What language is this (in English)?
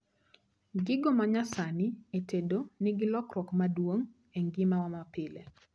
Luo (Kenya and Tanzania)